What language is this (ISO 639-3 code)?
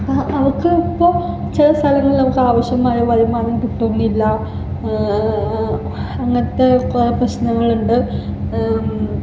mal